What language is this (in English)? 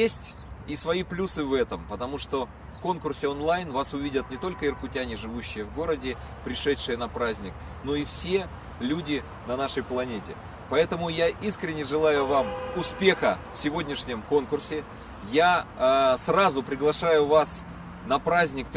Russian